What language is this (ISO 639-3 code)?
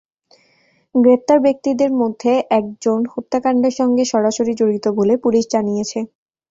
ben